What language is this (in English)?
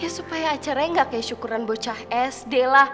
Indonesian